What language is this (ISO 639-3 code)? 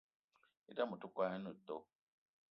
eto